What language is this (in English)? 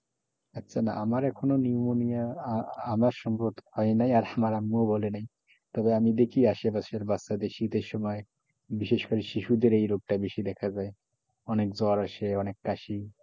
Bangla